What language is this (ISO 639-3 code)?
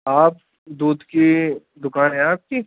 urd